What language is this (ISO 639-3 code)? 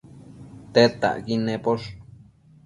mcf